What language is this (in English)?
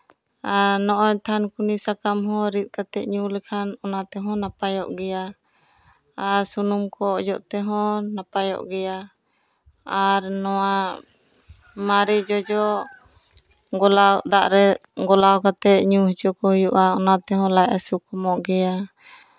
Santali